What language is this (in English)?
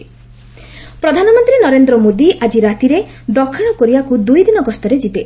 Odia